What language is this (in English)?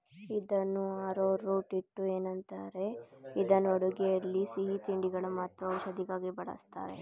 Kannada